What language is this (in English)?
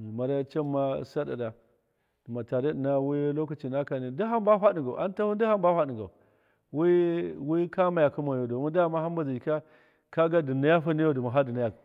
Miya